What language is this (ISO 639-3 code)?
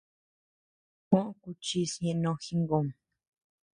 cux